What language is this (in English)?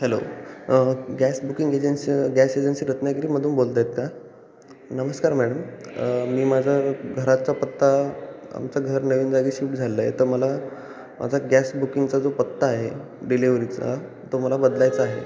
Marathi